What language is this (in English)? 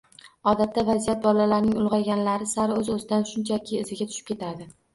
Uzbek